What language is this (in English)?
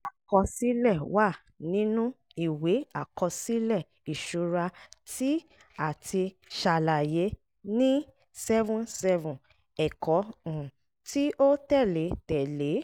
Yoruba